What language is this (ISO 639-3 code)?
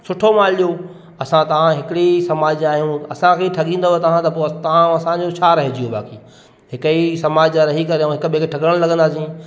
snd